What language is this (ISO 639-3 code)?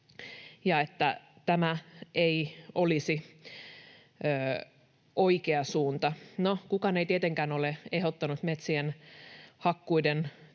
fin